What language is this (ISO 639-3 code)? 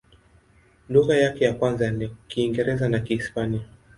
swa